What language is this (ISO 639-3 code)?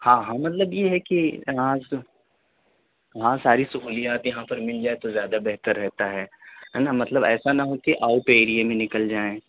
urd